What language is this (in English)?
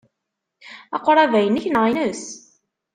Kabyle